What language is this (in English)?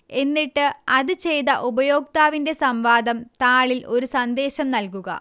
Malayalam